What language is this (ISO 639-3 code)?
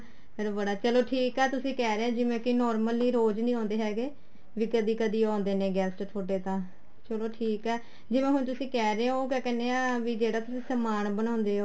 pan